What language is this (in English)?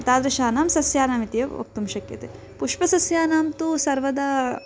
Sanskrit